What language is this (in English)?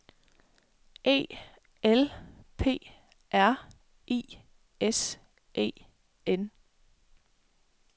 Danish